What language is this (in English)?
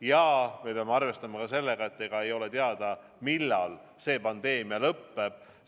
Estonian